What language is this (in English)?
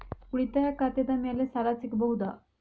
Kannada